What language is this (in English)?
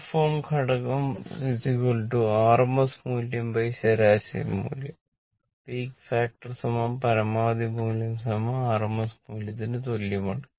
Malayalam